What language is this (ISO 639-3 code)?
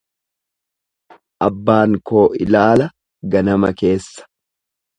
orm